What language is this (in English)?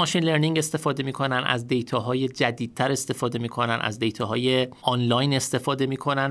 Persian